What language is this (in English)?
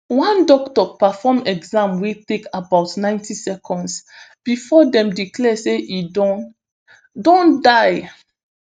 Nigerian Pidgin